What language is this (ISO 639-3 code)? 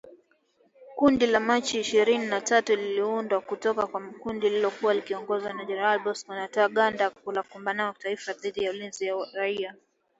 swa